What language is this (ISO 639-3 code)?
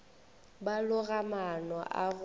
nso